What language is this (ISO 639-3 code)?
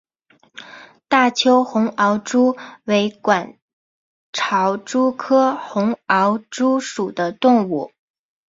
zho